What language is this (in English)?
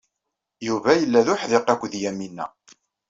Kabyle